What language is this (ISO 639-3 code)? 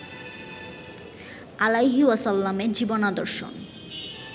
ben